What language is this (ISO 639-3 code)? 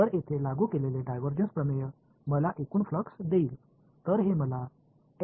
mar